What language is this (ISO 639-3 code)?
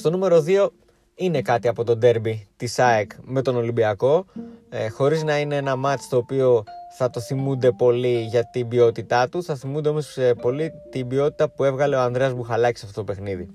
ell